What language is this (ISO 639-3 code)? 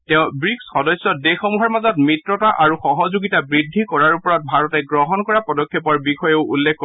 asm